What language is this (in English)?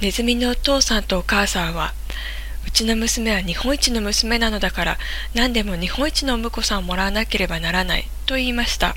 Japanese